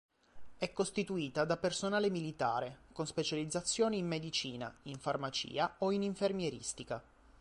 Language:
Italian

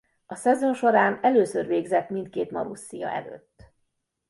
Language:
Hungarian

